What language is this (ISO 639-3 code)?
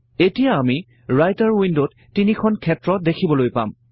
asm